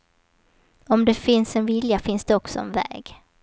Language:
Swedish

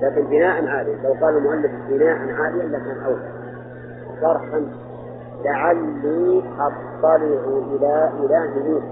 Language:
Arabic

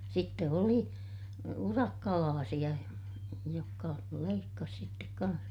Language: Finnish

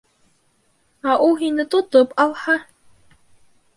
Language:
Bashkir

